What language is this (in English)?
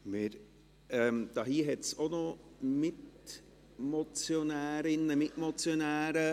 Swiss German